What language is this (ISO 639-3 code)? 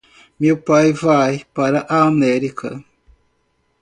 por